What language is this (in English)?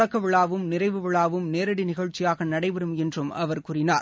Tamil